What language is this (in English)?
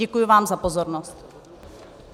Czech